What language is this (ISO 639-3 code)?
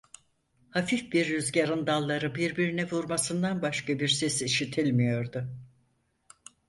tur